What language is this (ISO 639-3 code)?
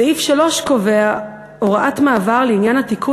heb